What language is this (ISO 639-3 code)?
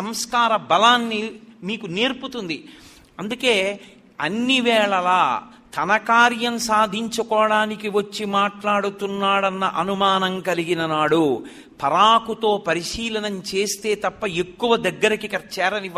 tel